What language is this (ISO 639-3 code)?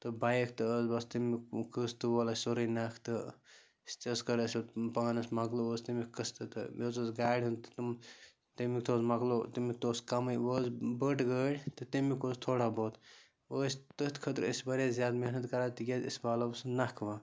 kas